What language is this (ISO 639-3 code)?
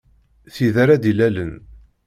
kab